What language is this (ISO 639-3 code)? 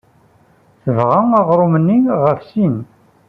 kab